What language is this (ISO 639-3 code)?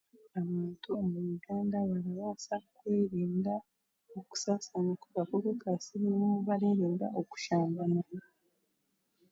cgg